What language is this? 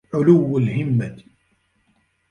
Arabic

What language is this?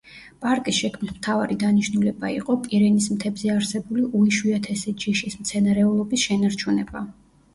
Georgian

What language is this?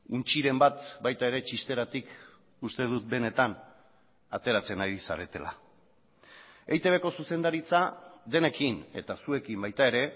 Basque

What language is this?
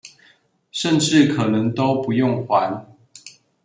Chinese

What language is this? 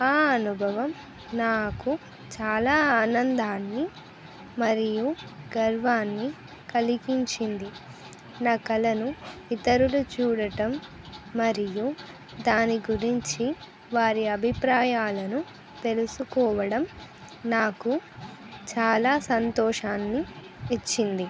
Telugu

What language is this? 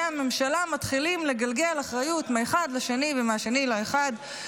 Hebrew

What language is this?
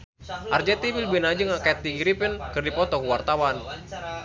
Sundanese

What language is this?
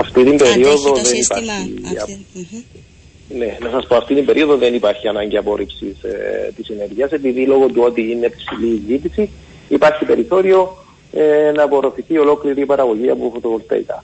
Greek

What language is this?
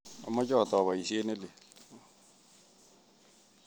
Kalenjin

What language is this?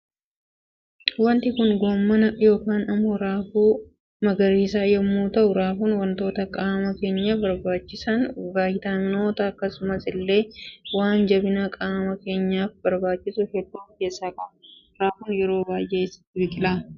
Oromo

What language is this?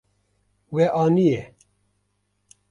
Kurdish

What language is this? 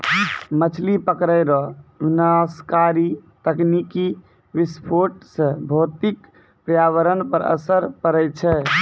Maithili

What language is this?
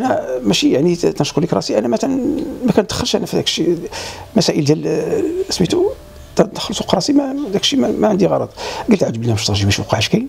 Arabic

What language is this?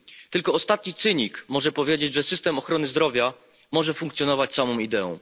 Polish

